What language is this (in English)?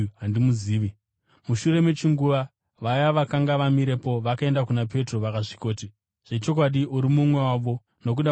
Shona